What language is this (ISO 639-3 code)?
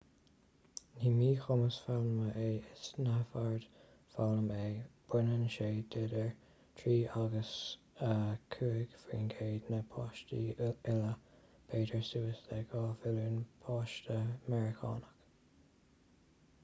gle